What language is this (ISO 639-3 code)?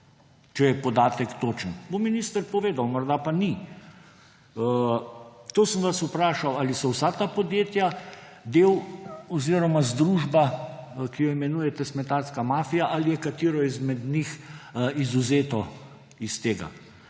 slv